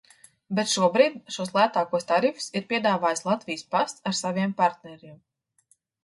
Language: Latvian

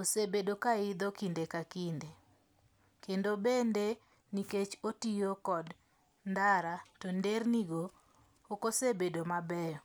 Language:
Luo (Kenya and Tanzania)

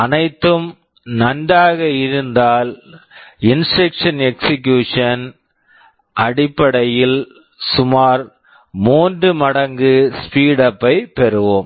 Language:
Tamil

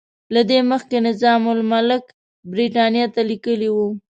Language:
Pashto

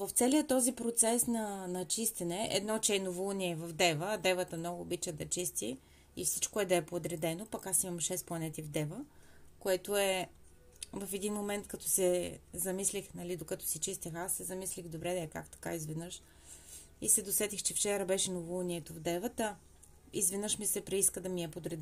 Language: Bulgarian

